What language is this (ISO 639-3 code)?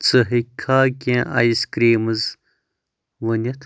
kas